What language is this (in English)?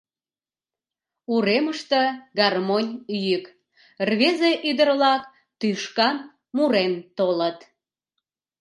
Mari